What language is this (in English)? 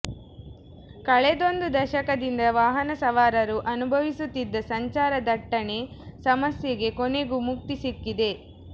Kannada